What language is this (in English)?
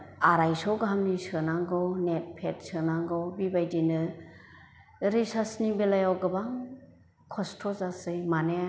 Bodo